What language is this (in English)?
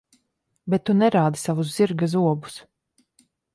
Latvian